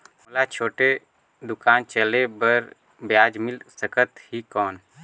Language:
Chhattisgarhi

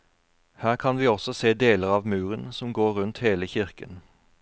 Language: Norwegian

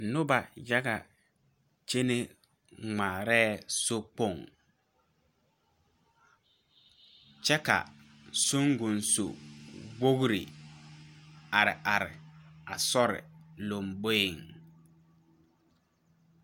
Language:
Southern Dagaare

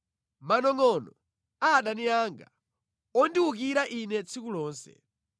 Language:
Nyanja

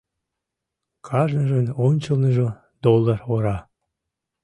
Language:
Mari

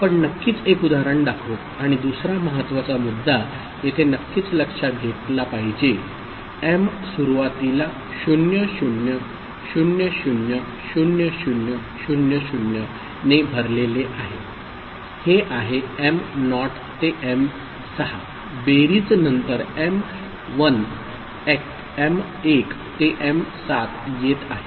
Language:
Marathi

